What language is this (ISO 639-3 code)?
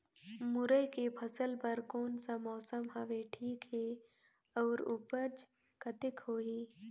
hne